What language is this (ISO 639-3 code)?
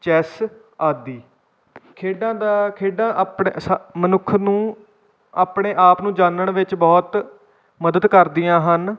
pan